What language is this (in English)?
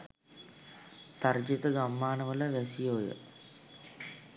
Sinhala